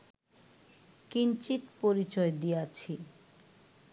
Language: Bangla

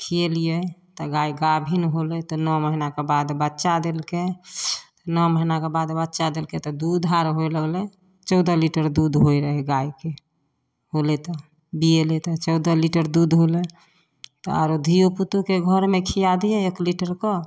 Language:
Maithili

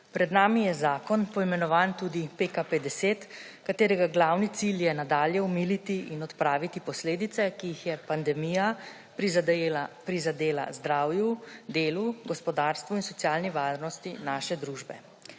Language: Slovenian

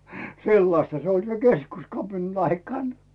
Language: Finnish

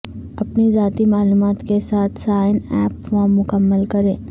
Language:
Urdu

